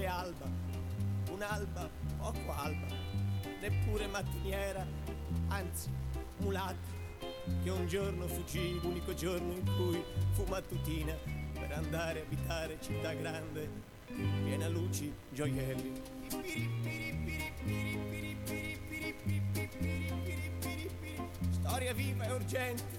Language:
Italian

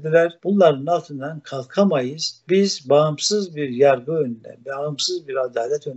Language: Turkish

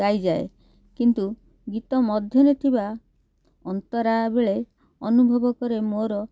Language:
Odia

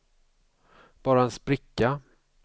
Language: Swedish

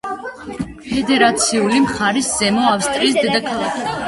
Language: Georgian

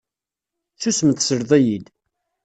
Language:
Kabyle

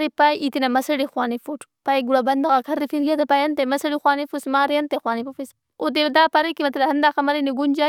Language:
Brahui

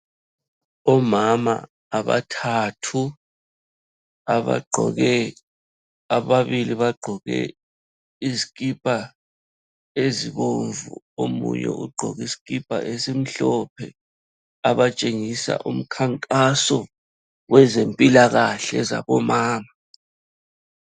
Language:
North Ndebele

